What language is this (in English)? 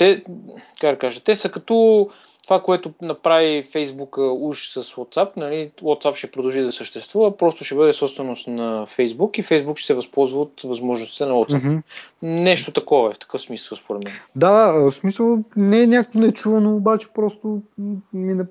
Bulgarian